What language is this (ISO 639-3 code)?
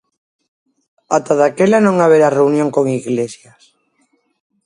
glg